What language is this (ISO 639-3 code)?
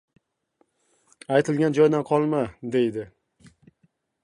uzb